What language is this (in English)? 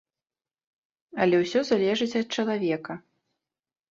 Belarusian